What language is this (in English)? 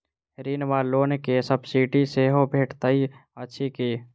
Maithili